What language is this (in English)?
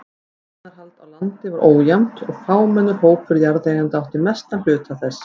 Icelandic